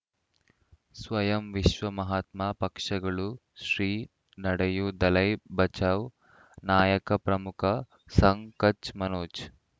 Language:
Kannada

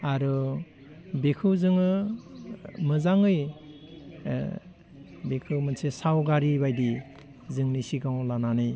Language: Bodo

